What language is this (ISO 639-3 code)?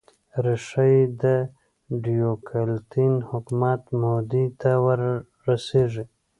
pus